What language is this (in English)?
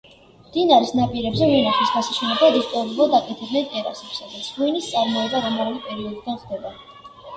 Georgian